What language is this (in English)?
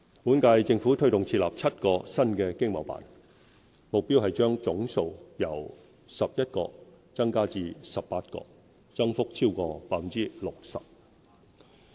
Cantonese